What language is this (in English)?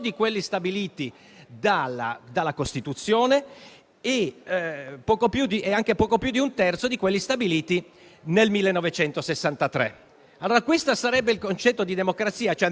Italian